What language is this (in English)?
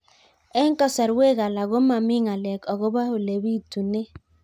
Kalenjin